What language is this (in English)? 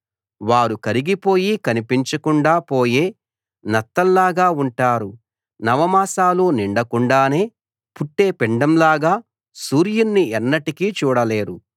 Telugu